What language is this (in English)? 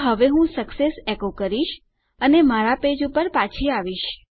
Gujarati